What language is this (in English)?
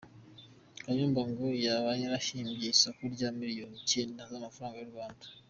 Kinyarwanda